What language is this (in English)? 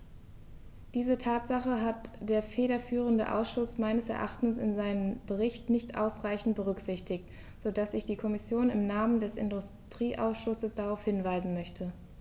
German